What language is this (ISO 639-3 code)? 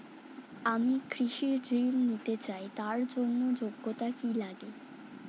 ben